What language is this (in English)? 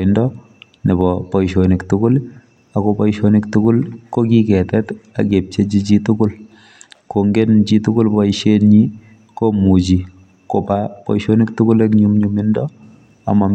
Kalenjin